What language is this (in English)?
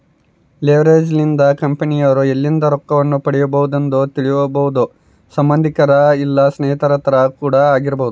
Kannada